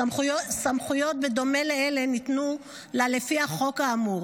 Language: Hebrew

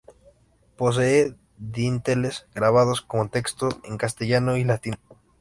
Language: Spanish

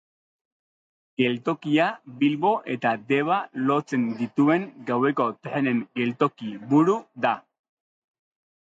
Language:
Basque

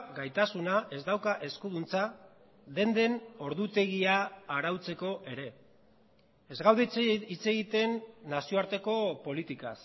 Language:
Basque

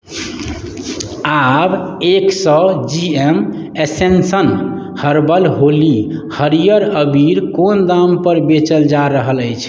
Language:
Maithili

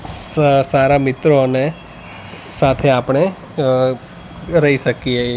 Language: Gujarati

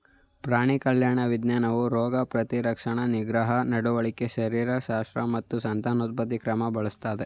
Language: Kannada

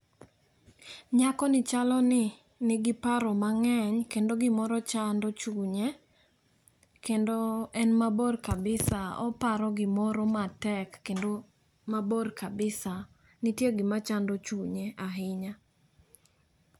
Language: Luo (Kenya and Tanzania)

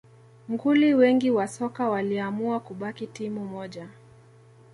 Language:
Swahili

